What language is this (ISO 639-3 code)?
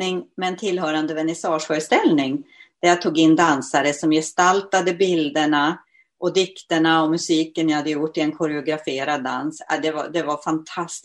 swe